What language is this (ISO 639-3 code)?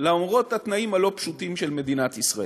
heb